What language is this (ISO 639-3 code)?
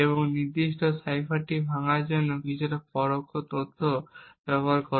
ben